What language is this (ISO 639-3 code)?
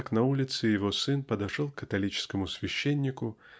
rus